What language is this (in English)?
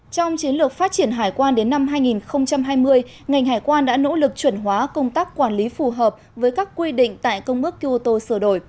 Vietnamese